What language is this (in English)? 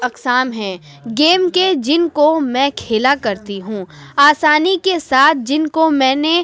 Urdu